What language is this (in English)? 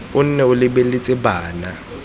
Tswana